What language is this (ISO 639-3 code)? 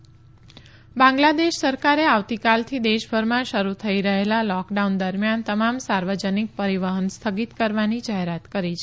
guj